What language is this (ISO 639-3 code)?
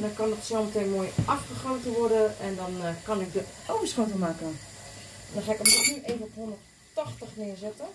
nld